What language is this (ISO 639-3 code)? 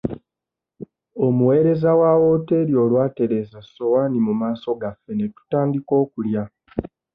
lug